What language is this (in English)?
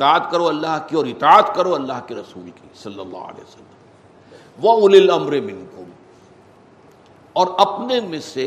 Urdu